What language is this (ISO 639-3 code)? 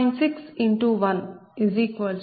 tel